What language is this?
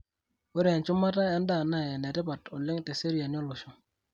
Masai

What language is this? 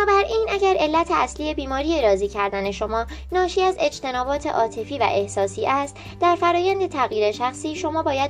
Persian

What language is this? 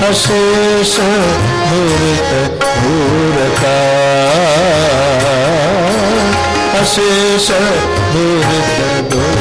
Kannada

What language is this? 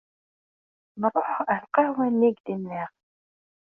Kabyle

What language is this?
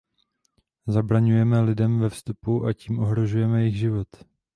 Czech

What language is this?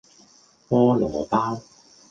Cantonese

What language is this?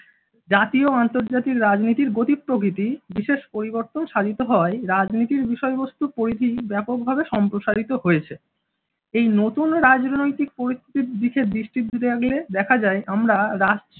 Bangla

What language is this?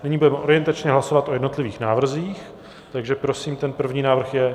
Czech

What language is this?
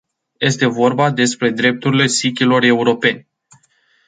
Romanian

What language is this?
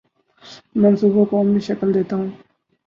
Urdu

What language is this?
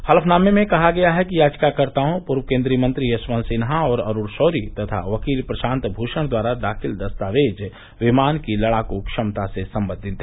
Hindi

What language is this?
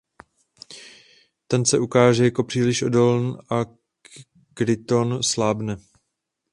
Czech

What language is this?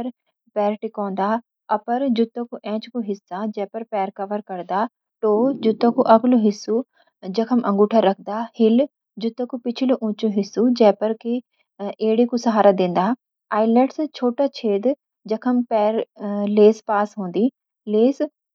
Garhwali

